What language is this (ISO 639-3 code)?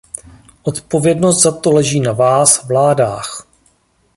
ces